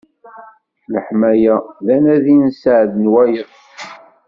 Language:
Kabyle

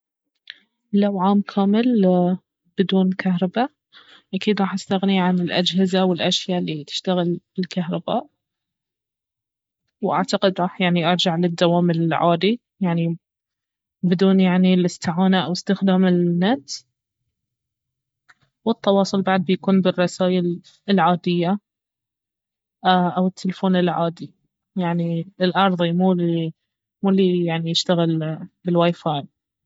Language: Baharna Arabic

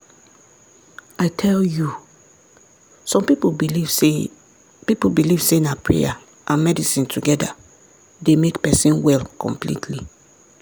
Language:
Nigerian Pidgin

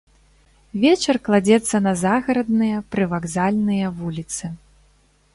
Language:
Belarusian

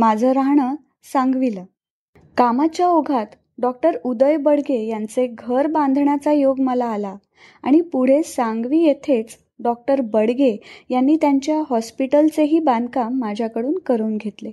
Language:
Marathi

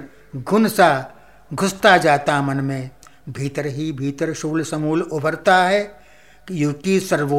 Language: Hindi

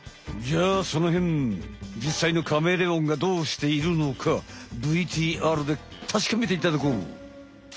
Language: Japanese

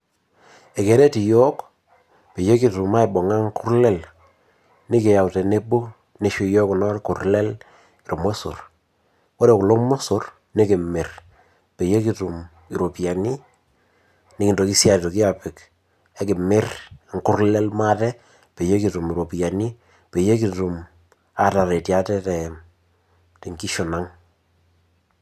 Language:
Masai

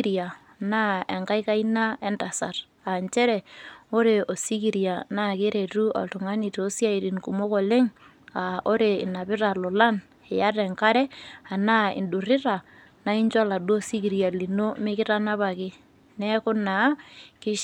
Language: Masai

